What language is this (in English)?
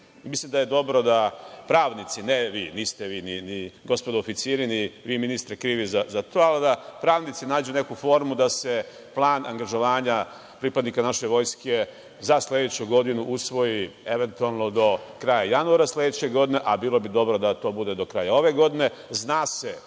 Serbian